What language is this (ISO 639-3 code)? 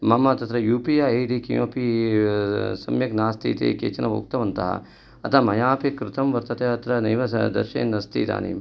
san